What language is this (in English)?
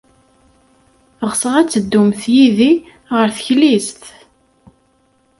Kabyle